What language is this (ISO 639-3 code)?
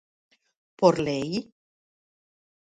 glg